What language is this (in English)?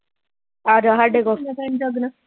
Punjabi